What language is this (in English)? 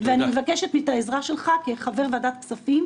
Hebrew